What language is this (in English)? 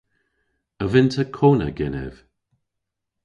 Cornish